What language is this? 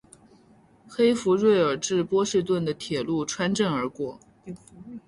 Chinese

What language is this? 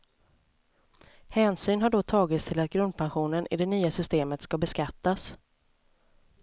Swedish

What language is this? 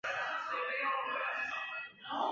Chinese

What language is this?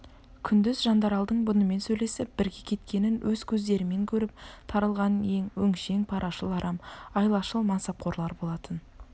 Kazakh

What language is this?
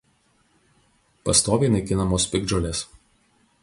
Lithuanian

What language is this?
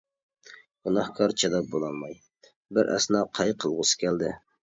Uyghur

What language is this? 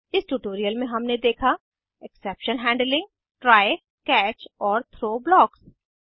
Hindi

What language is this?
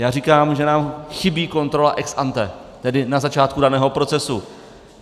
Czech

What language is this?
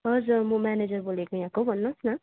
Nepali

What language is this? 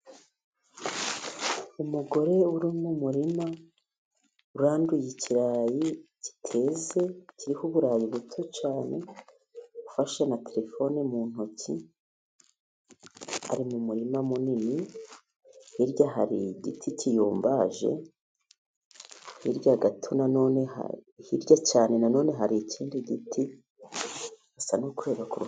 Kinyarwanda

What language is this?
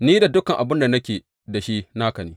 Hausa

